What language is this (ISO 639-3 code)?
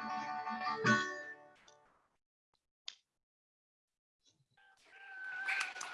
ind